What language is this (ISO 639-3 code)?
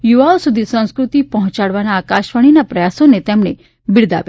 guj